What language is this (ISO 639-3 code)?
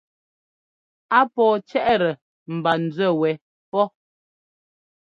jgo